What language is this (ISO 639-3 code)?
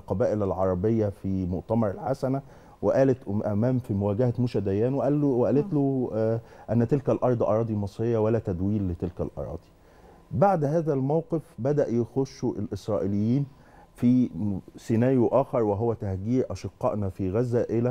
ara